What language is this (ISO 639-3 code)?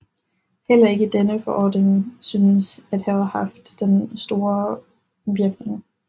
dan